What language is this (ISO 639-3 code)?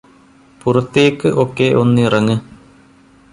mal